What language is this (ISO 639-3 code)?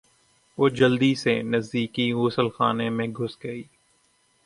urd